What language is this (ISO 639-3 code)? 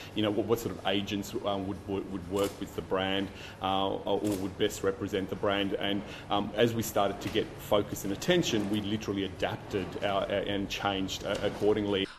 hun